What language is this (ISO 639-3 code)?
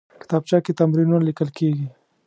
pus